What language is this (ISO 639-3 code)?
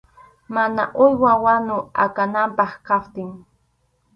qxu